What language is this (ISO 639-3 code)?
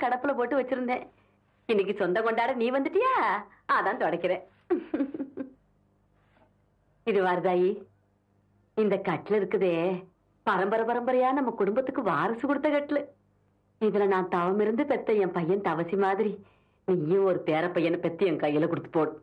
tam